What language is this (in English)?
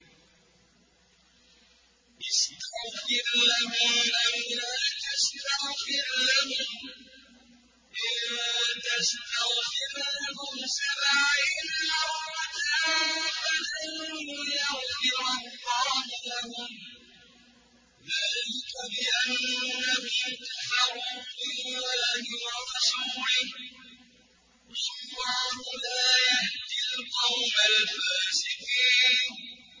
Arabic